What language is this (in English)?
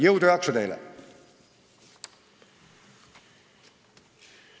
Estonian